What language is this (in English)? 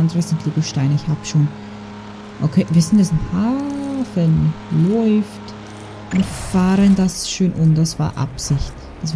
German